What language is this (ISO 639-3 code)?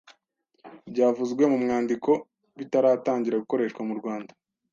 kin